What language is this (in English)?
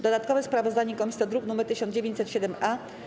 Polish